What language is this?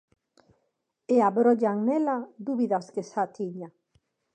Galician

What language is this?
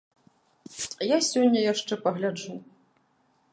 Belarusian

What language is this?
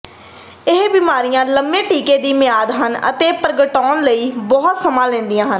Punjabi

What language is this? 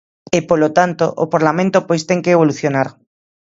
Galician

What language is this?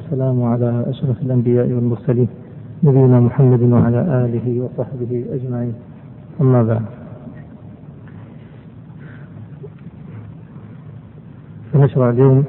Arabic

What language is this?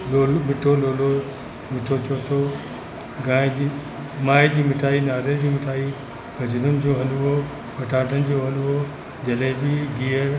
Sindhi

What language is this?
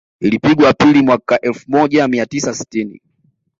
Swahili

